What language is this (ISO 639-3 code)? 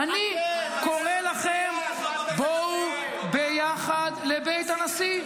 heb